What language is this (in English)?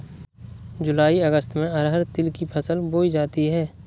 Hindi